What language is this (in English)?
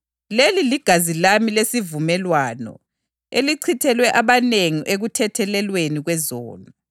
North Ndebele